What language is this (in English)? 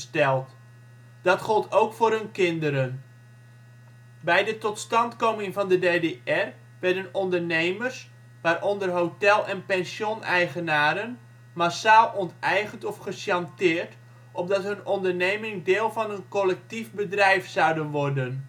Dutch